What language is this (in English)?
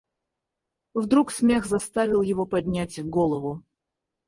Russian